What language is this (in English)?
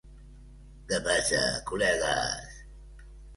Catalan